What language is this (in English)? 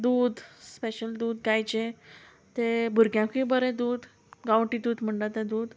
Konkani